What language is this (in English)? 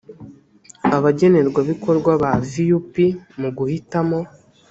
Kinyarwanda